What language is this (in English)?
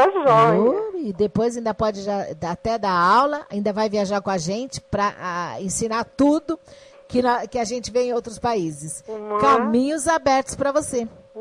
Portuguese